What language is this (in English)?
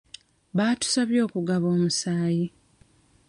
Ganda